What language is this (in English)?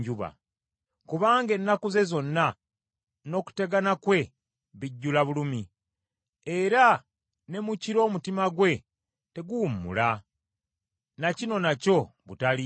Ganda